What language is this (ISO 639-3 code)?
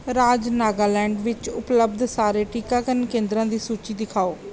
pan